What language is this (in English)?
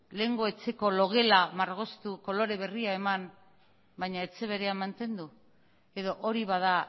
Basque